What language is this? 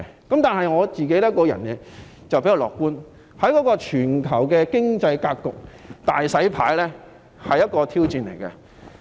Cantonese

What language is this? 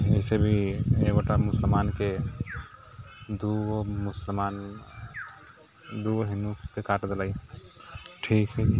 Maithili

